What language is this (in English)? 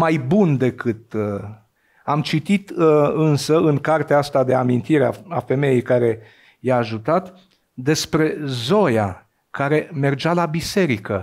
Romanian